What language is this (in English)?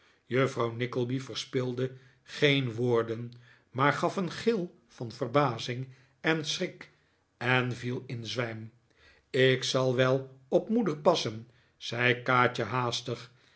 Dutch